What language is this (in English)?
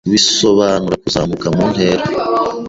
Kinyarwanda